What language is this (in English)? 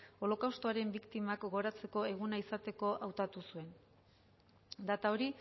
Basque